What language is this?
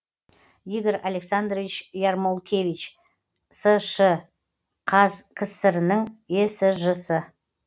Kazakh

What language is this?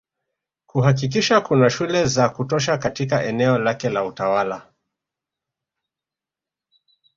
Swahili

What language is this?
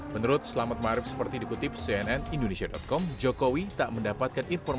Indonesian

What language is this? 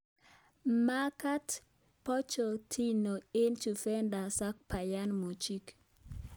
Kalenjin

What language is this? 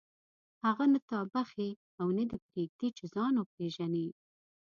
Pashto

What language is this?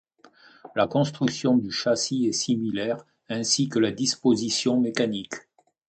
French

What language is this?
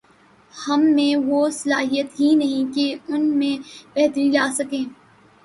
Urdu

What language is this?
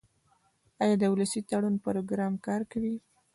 Pashto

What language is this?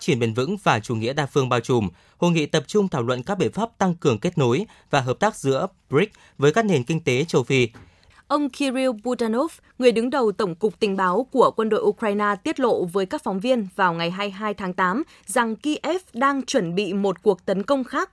Vietnamese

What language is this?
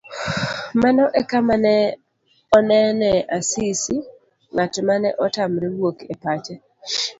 Luo (Kenya and Tanzania)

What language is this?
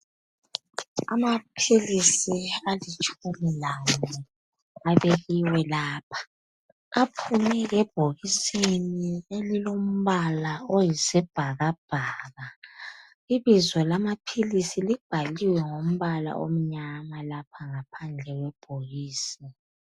North Ndebele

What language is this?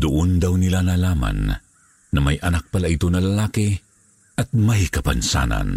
Filipino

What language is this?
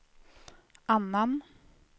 Swedish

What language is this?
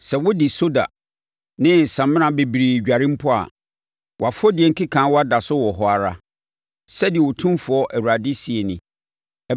Akan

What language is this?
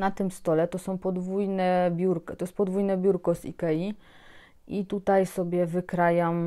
Polish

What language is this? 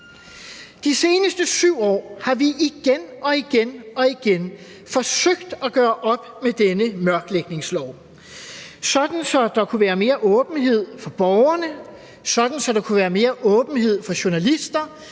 Danish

